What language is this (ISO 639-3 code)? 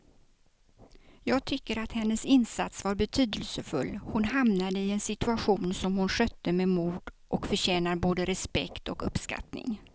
swe